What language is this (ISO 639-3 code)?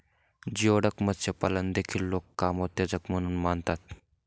mar